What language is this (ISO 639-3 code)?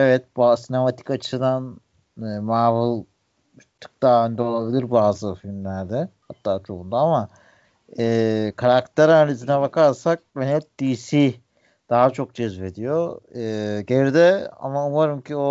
tur